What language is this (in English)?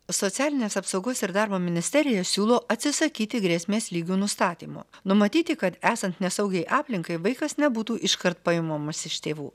Lithuanian